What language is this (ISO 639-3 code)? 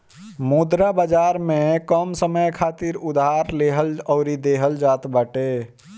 bho